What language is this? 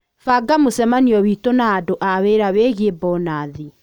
Kikuyu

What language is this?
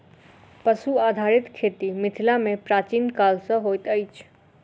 Maithili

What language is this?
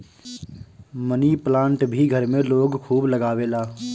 Bhojpuri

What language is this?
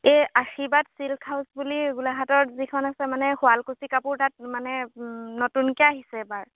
Assamese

